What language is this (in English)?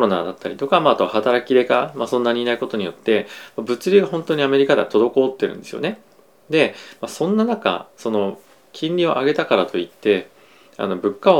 Japanese